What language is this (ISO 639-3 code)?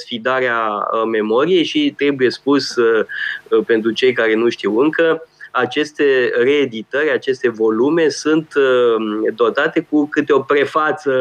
ron